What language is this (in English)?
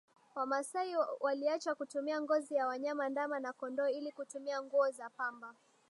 Swahili